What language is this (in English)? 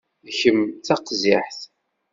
Kabyle